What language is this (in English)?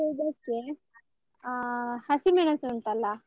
Kannada